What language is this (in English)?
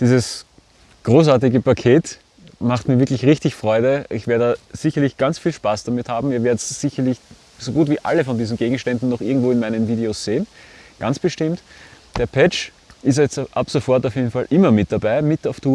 German